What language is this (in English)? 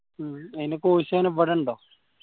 Malayalam